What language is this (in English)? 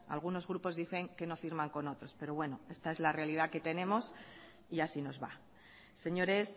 Spanish